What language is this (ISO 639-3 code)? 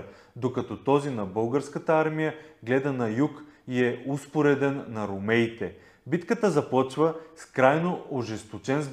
bul